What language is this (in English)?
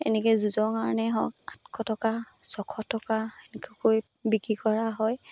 Assamese